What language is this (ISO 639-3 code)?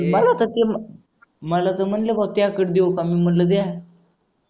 mar